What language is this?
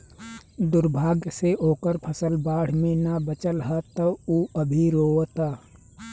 Bhojpuri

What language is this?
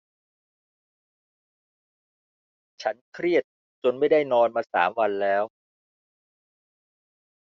Thai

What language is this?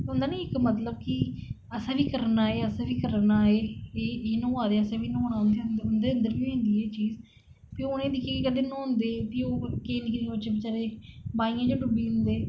Dogri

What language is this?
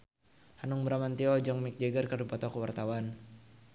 Sundanese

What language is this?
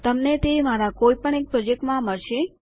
Gujarati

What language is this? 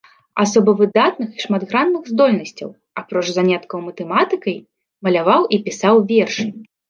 Belarusian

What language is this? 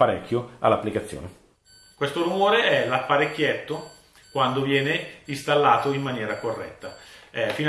Italian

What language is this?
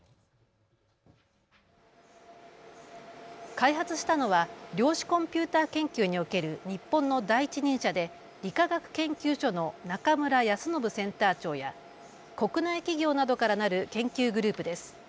Japanese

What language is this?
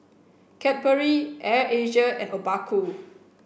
English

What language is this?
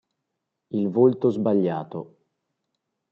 Italian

